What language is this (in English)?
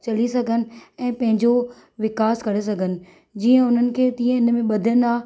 Sindhi